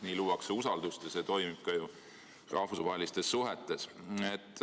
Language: Estonian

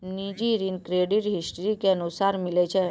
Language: Maithili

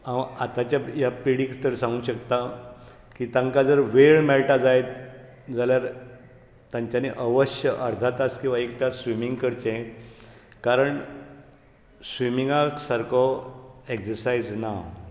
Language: Konkani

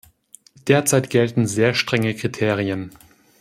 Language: German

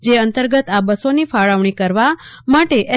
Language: Gujarati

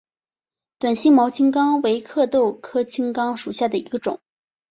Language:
Chinese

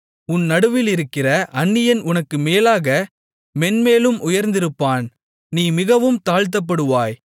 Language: Tamil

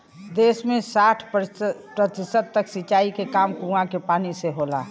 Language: Bhojpuri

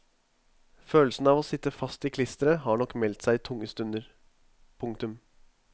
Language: Norwegian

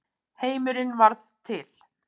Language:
Icelandic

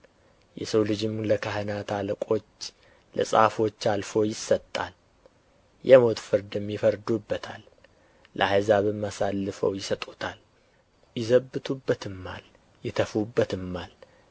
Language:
Amharic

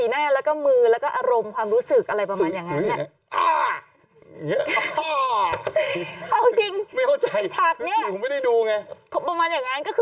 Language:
Thai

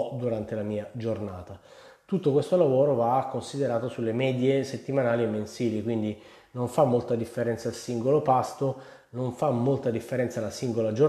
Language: Italian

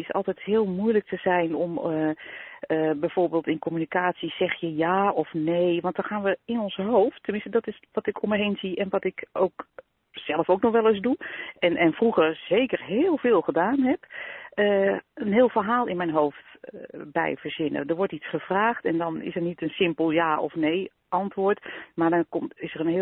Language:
Dutch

